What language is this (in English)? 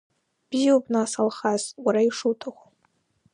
Abkhazian